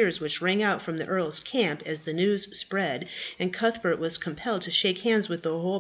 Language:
English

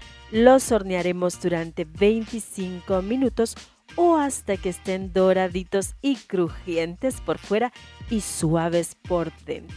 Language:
Spanish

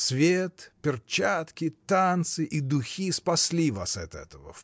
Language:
Russian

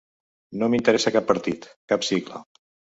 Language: Catalan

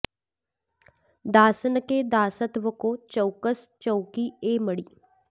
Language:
Sanskrit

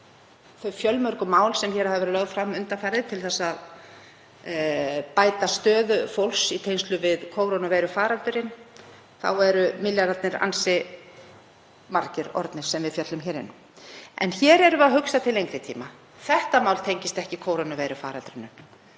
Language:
Icelandic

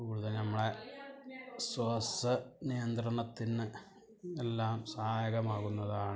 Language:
Malayalam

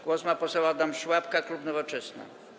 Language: Polish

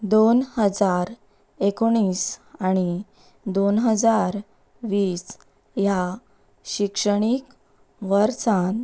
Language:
Konkani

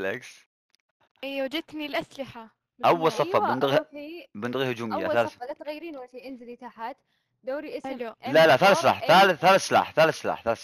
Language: Arabic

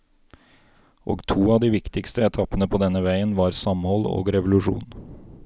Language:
Norwegian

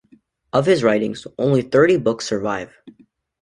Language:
English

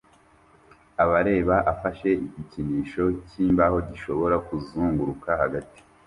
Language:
Kinyarwanda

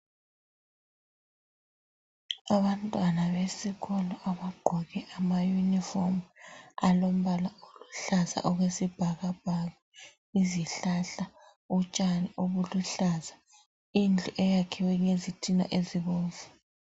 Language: North Ndebele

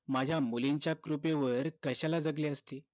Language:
Marathi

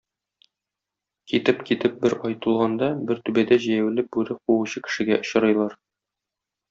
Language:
Tatar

